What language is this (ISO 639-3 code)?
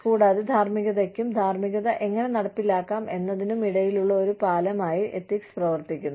mal